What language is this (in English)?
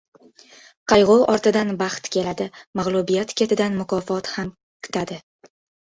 Uzbek